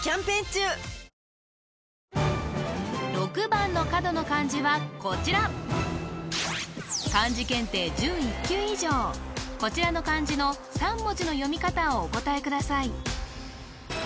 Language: Japanese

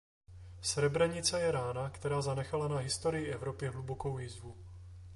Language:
Czech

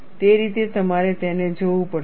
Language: Gujarati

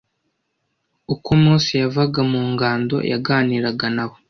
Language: Kinyarwanda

